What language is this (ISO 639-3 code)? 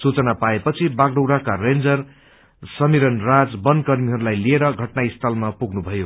nep